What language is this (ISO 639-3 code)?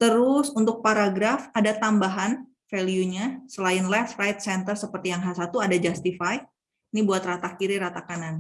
ind